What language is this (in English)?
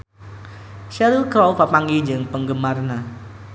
Sundanese